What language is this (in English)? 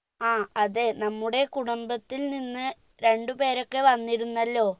Malayalam